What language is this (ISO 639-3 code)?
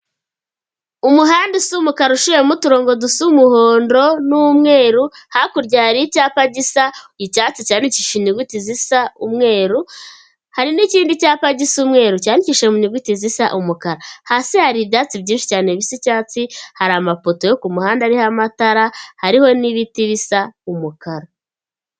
kin